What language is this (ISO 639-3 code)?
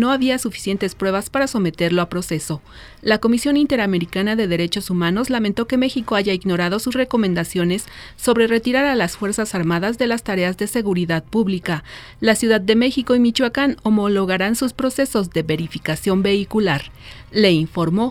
spa